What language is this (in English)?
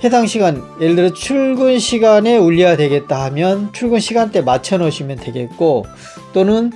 Korean